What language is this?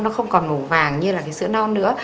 Vietnamese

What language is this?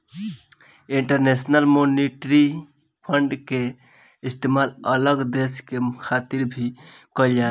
Bhojpuri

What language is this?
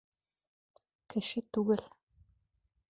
Bashkir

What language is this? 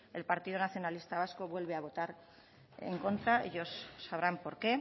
Spanish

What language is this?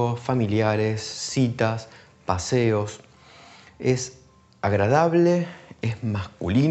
Spanish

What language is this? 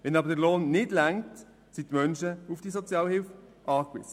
Swiss German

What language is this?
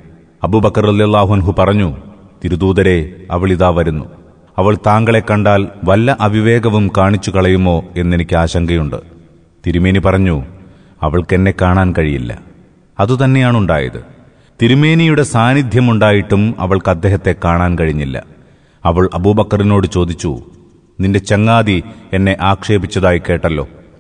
Malayalam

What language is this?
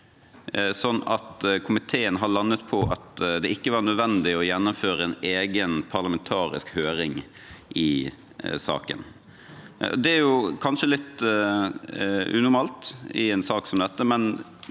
Norwegian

